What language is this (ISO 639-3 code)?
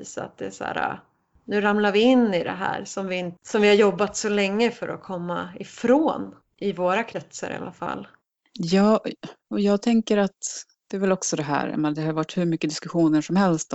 swe